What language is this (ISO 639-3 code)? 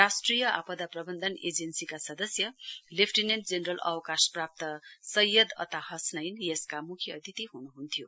nep